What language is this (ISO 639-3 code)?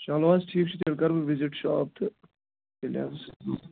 kas